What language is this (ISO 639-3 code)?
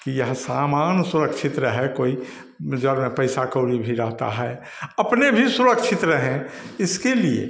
hin